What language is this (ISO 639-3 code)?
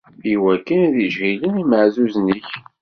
kab